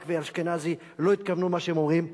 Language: Hebrew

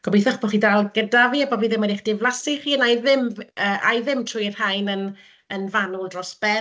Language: Welsh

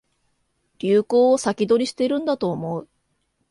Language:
Japanese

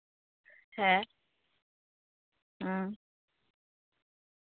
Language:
Santali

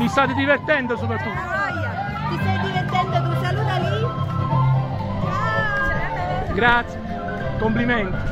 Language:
Italian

